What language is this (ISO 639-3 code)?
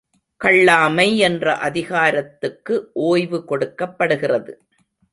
tam